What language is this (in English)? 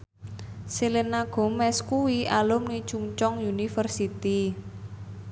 Javanese